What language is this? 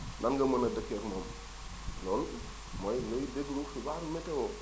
Wolof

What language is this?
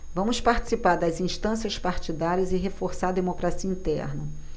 Portuguese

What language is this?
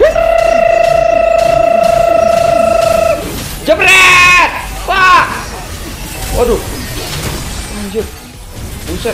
Indonesian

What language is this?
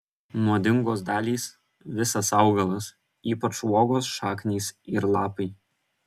Lithuanian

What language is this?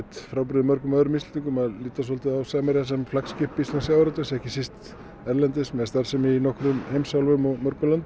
Icelandic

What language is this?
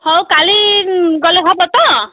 Odia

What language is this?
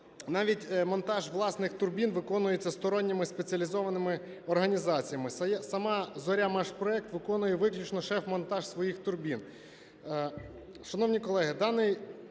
Ukrainian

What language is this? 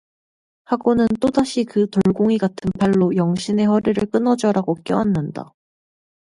Korean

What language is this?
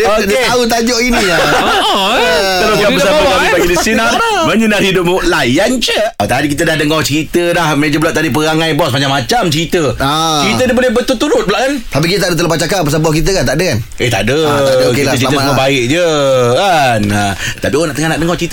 Malay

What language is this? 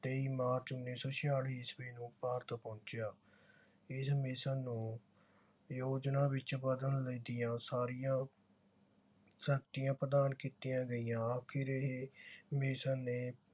Punjabi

